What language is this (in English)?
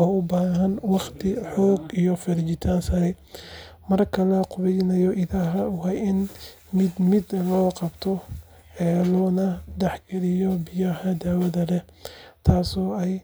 Somali